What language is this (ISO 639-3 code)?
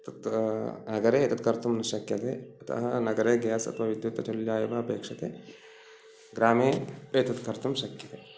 san